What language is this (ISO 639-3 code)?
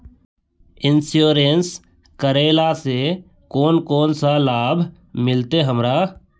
mag